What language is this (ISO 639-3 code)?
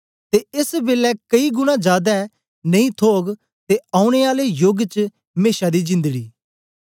doi